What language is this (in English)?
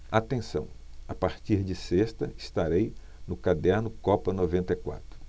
Portuguese